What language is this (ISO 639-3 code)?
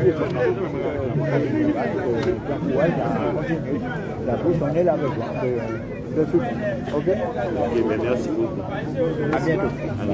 fra